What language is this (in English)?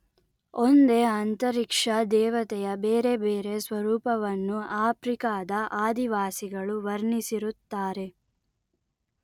Kannada